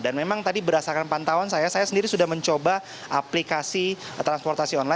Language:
Indonesian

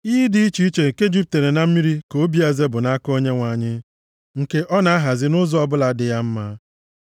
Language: Igbo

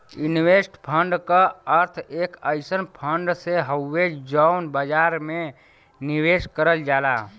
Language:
Bhojpuri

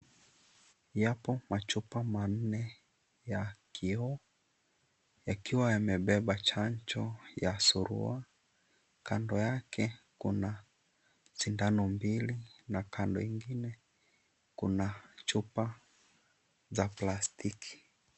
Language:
Swahili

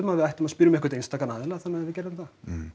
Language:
Icelandic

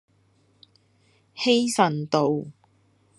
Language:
Cantonese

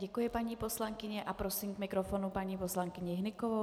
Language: Czech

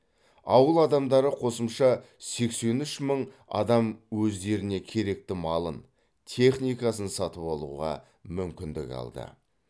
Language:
Kazakh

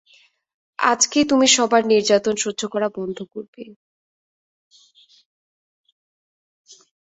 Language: Bangla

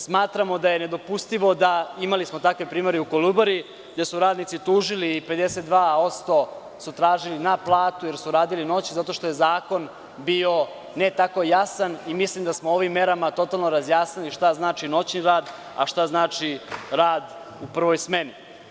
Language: Serbian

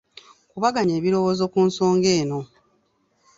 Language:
Ganda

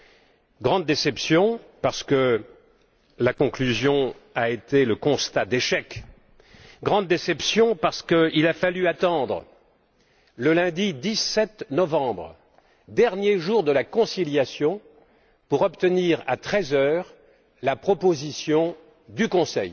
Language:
French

